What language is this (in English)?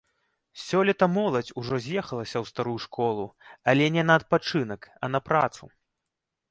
Belarusian